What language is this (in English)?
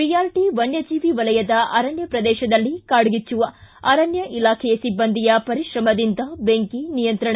Kannada